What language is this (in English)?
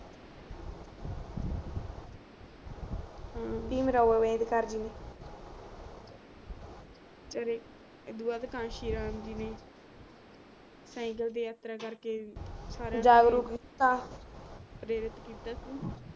Punjabi